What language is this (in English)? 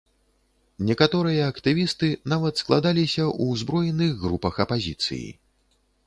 Belarusian